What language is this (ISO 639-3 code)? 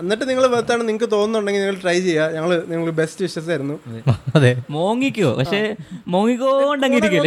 mal